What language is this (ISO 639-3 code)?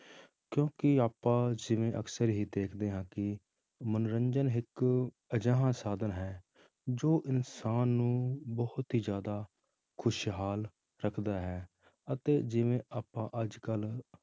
pan